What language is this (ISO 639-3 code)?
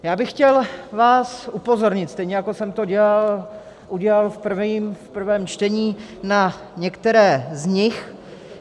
ces